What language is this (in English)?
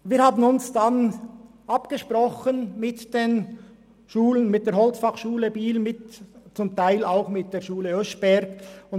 Swiss German